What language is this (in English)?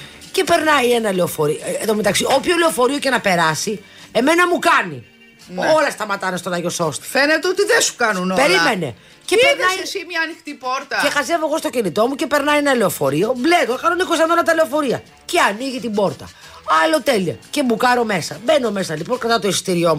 Greek